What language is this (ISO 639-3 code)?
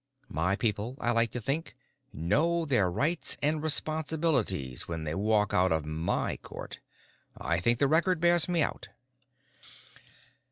eng